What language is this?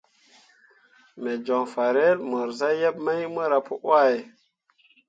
Mundang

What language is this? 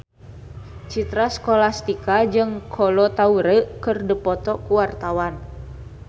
Sundanese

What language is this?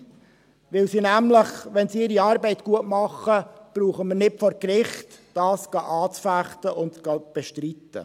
Swiss German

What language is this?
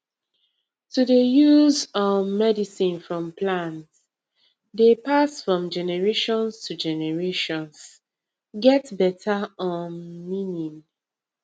Nigerian Pidgin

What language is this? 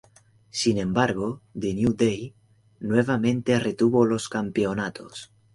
Spanish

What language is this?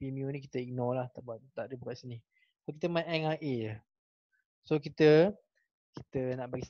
Malay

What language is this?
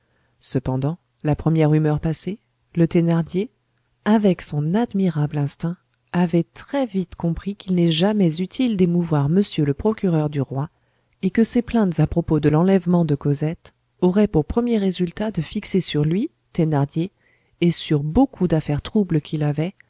French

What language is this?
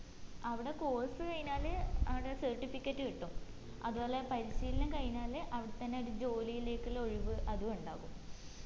Malayalam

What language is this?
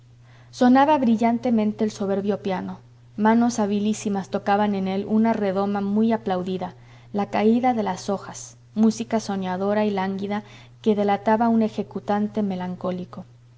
Spanish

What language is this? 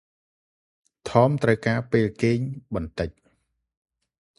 Khmer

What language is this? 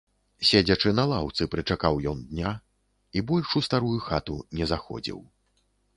Belarusian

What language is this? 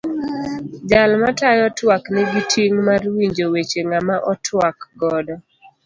Luo (Kenya and Tanzania)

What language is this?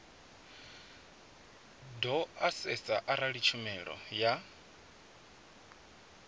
Venda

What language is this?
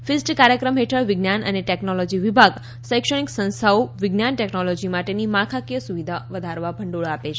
Gujarati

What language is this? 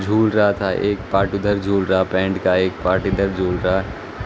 Urdu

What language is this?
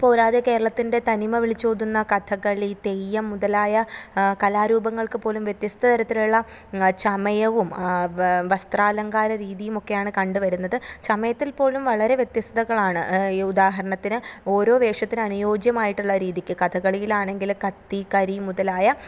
Malayalam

